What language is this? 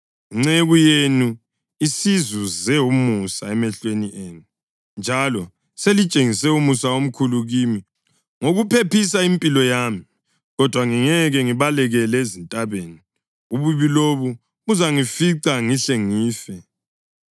North Ndebele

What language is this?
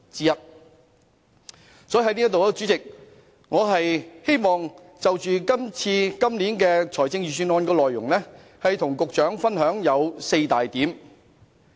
Cantonese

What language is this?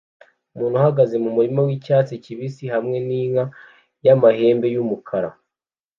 Kinyarwanda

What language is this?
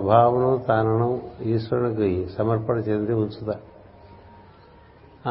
Telugu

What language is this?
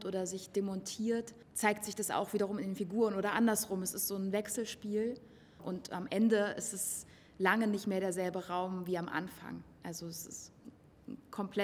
German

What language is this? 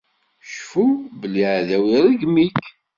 Kabyle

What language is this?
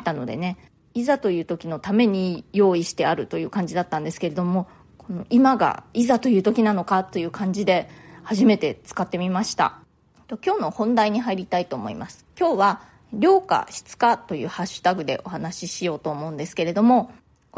Japanese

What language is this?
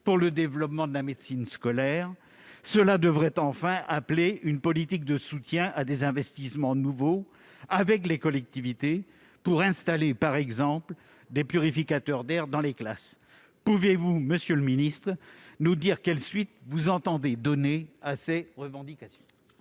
French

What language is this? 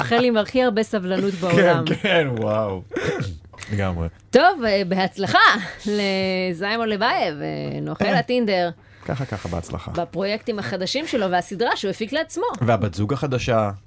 Hebrew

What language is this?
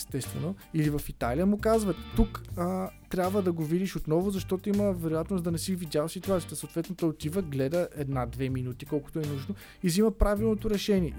Bulgarian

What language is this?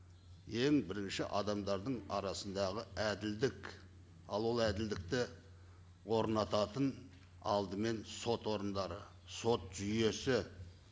Kazakh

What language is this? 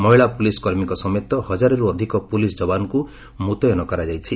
Odia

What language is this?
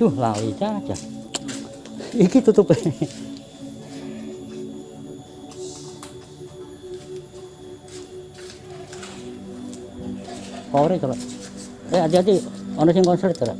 Indonesian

